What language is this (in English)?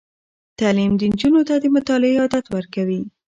Pashto